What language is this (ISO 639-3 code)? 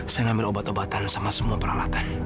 ind